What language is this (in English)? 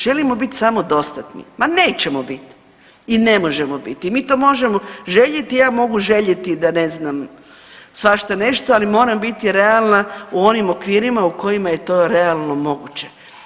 Croatian